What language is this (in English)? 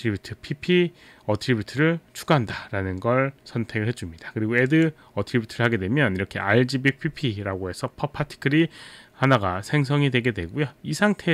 Korean